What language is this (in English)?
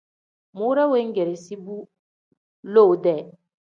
Tem